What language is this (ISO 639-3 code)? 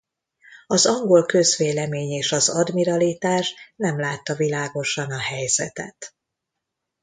hun